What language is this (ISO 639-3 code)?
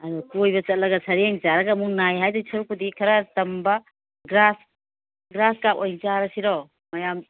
mni